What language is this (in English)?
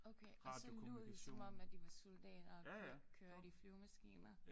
Danish